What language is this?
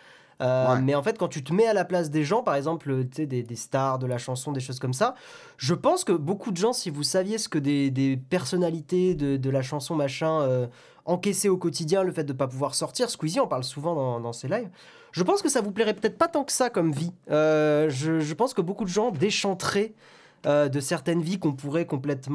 French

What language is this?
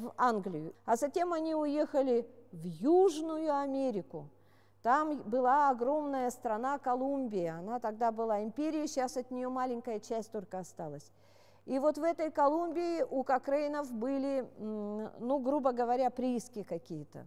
Russian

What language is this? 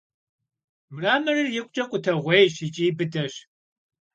Kabardian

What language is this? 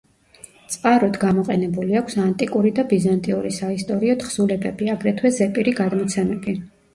Georgian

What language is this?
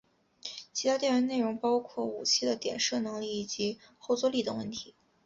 Chinese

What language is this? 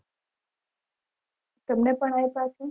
Gujarati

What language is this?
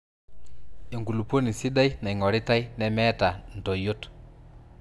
Masai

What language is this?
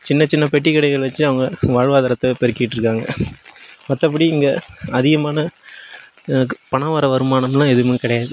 Tamil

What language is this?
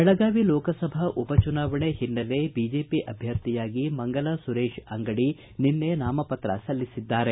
Kannada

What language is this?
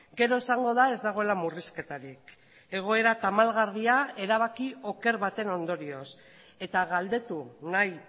Basque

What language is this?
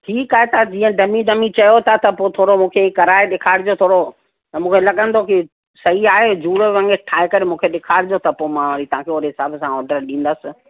Sindhi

